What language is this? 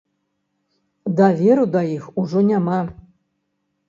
Belarusian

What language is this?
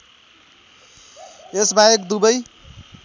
Nepali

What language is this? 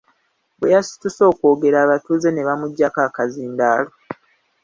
Ganda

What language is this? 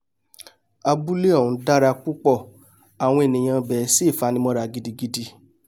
Yoruba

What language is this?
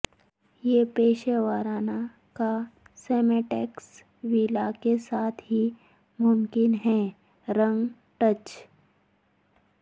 Urdu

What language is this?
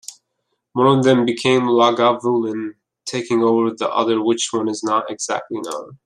English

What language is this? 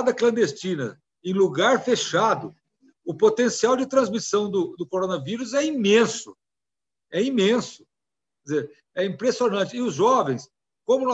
Portuguese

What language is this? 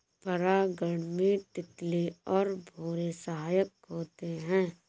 Hindi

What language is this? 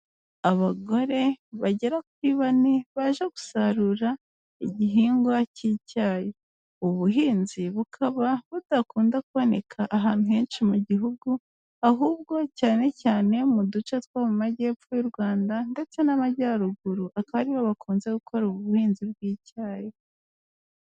Kinyarwanda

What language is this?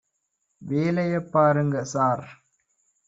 Tamil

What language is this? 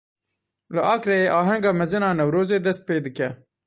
Kurdish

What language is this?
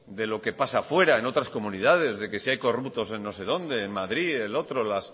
Spanish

